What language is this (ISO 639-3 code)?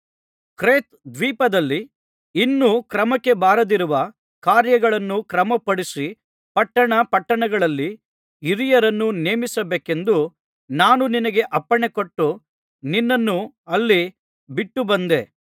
kan